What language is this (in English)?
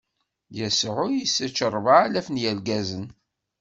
Kabyle